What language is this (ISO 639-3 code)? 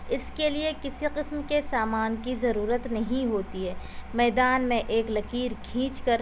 urd